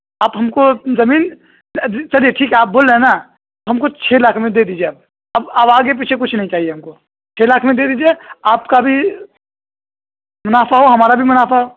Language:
Urdu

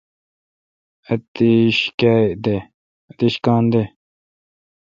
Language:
Kalkoti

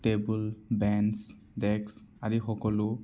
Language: Assamese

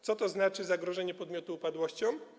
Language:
Polish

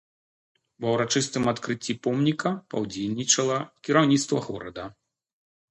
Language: Belarusian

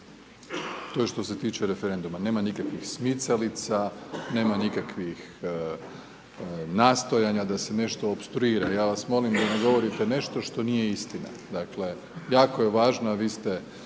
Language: Croatian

